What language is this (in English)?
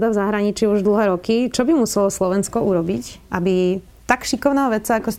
Slovak